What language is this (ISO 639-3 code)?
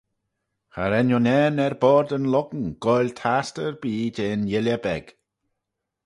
glv